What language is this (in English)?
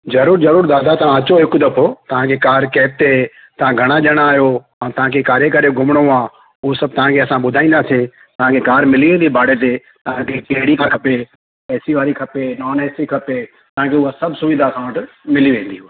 Sindhi